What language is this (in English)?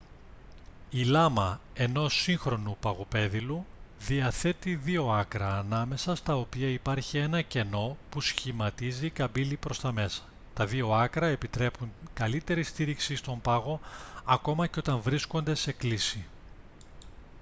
Greek